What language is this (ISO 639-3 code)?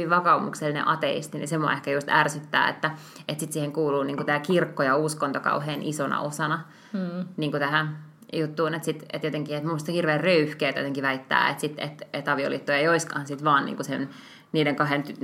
fin